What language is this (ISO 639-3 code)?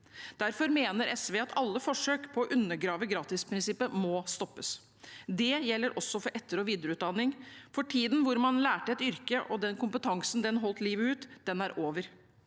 nor